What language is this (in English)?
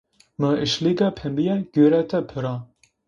Zaza